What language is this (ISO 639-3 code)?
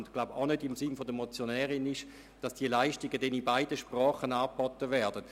gsw